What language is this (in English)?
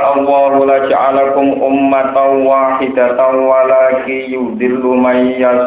Indonesian